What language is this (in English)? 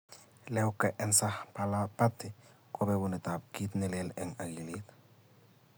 Kalenjin